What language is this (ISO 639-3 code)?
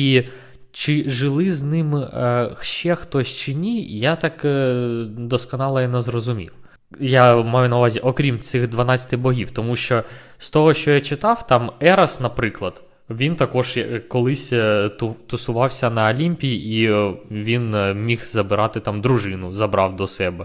ukr